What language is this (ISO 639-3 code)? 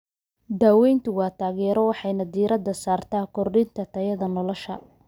som